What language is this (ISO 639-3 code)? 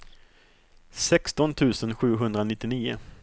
swe